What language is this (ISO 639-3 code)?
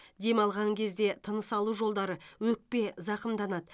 kaz